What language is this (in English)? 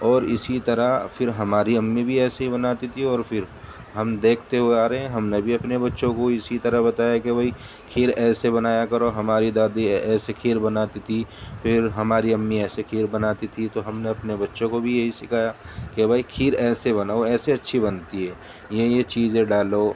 Urdu